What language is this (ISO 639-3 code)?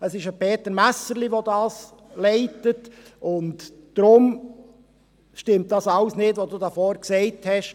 gsw